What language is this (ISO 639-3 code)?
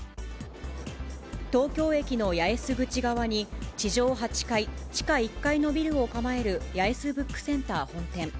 jpn